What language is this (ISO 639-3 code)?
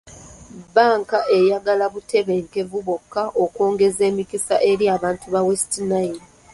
lug